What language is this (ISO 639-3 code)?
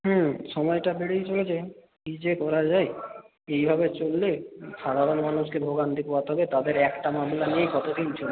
ben